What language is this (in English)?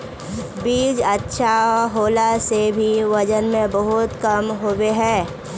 Magahi